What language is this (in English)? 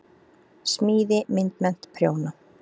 Icelandic